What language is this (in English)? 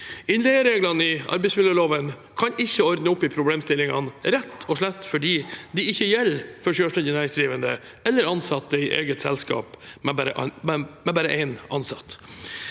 Norwegian